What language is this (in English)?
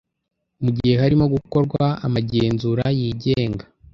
Kinyarwanda